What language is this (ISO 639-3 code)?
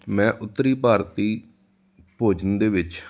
pan